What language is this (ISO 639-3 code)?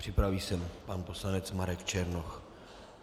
ces